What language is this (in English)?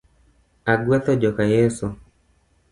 Luo (Kenya and Tanzania)